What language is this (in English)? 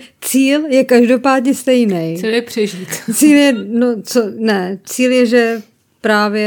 Czech